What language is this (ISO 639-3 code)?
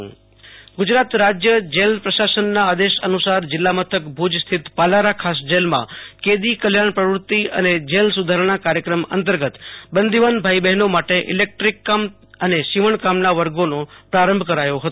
guj